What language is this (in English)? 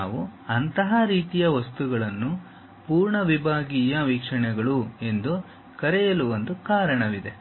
Kannada